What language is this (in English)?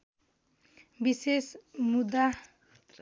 Nepali